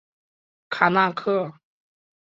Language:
Chinese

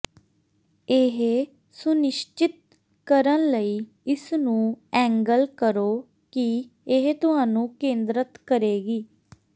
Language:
Punjabi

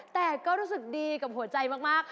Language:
Thai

